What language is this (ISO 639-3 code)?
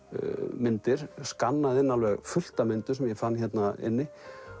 isl